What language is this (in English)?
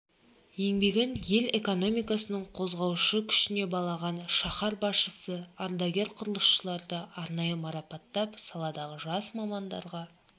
Kazakh